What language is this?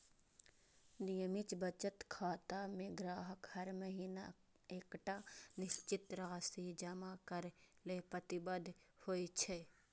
Maithili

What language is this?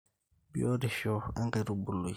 Masai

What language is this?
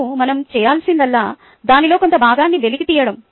Telugu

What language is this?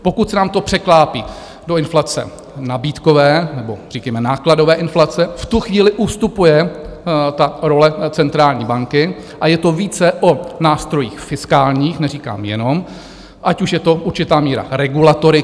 Czech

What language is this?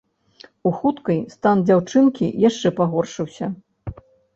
Belarusian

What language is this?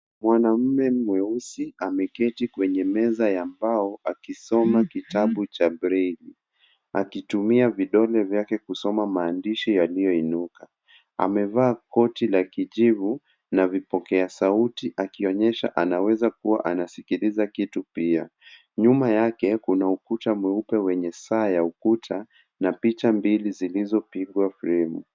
Swahili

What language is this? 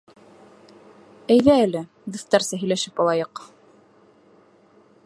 Bashkir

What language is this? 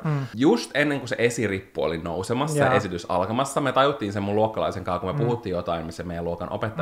Finnish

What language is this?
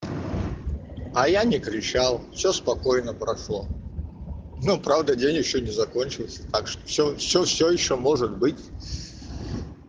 Russian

